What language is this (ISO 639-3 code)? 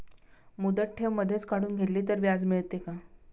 mar